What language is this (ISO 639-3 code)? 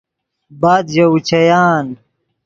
ydg